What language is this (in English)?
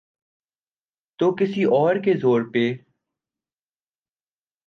Urdu